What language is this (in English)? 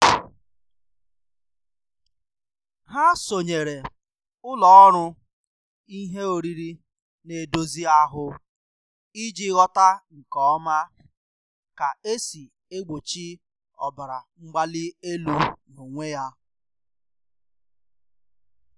Igbo